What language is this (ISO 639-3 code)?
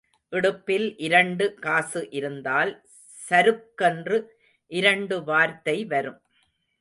tam